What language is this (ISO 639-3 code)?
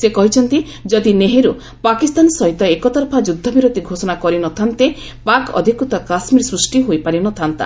ori